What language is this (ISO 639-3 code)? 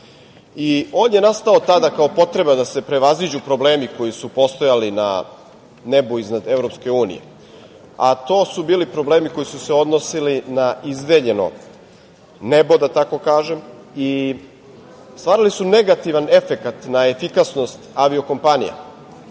srp